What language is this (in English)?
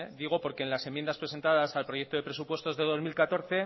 Spanish